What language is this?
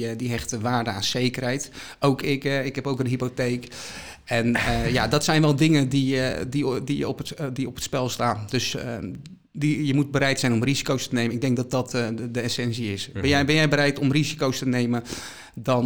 Dutch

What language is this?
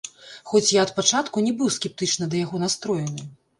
Belarusian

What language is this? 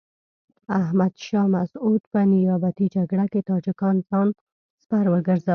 Pashto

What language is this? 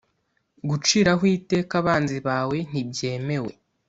Kinyarwanda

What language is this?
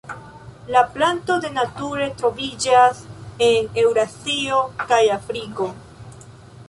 Esperanto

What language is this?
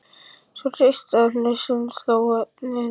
Icelandic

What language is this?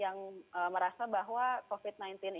Indonesian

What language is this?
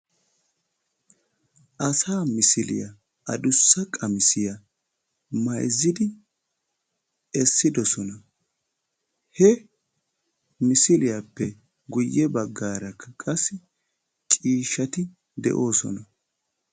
Wolaytta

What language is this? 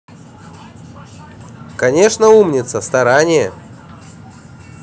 Russian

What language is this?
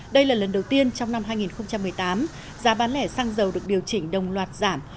Vietnamese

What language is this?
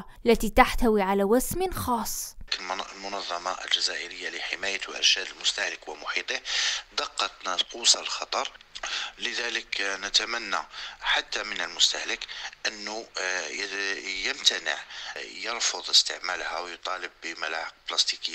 Arabic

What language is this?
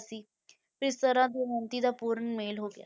Punjabi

